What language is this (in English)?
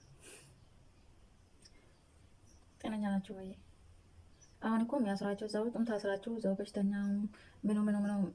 Indonesian